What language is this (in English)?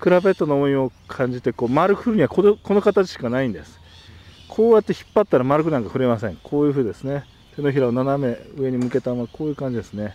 Japanese